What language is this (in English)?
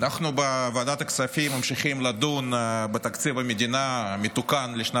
Hebrew